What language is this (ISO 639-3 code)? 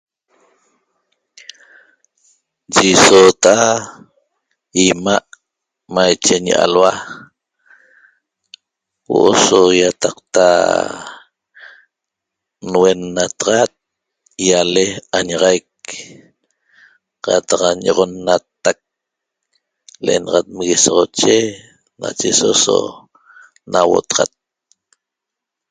tob